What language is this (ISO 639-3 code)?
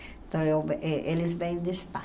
por